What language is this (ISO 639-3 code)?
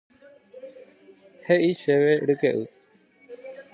grn